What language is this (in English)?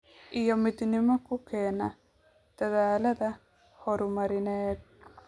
Somali